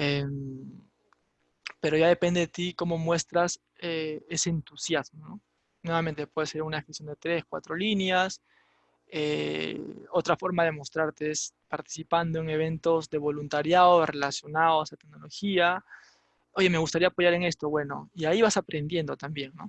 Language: Spanish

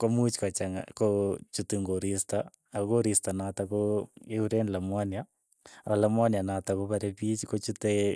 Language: Keiyo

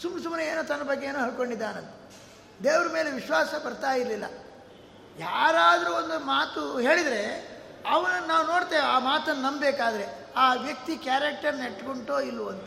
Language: Kannada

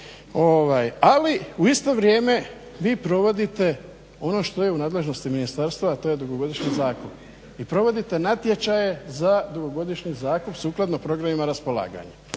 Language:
Croatian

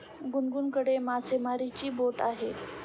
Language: Marathi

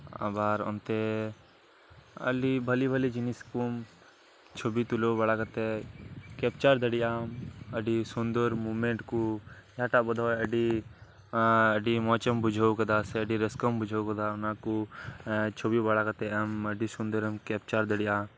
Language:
Santali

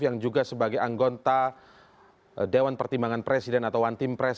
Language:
Indonesian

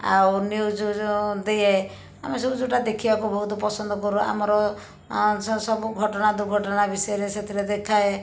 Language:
Odia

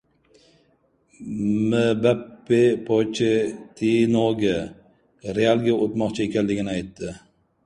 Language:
Uzbek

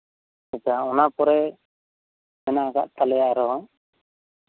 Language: Santali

